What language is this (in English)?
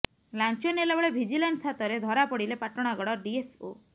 Odia